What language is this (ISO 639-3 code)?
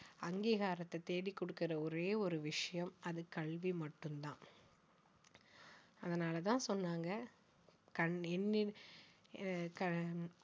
tam